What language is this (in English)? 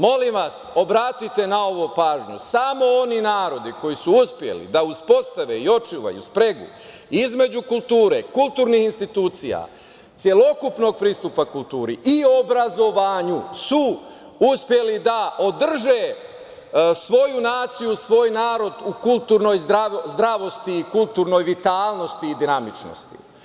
Serbian